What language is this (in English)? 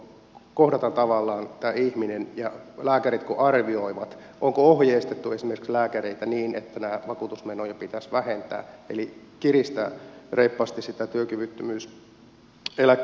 Finnish